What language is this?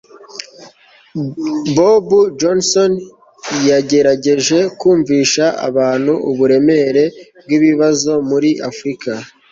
Kinyarwanda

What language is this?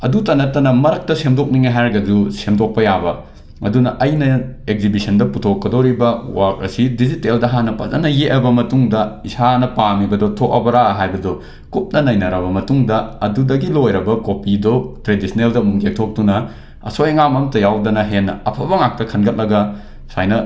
Manipuri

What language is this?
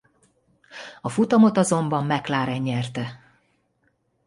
Hungarian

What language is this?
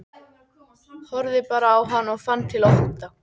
Icelandic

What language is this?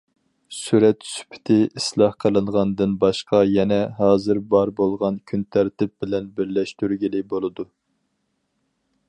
Uyghur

